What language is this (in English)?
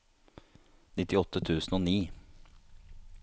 Norwegian